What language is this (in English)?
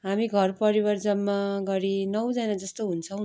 Nepali